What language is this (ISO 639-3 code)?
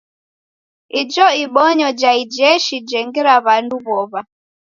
dav